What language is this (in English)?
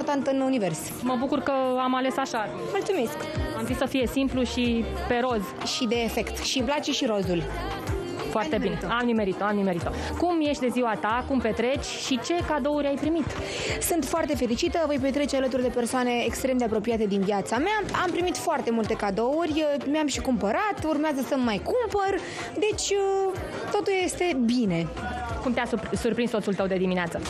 Romanian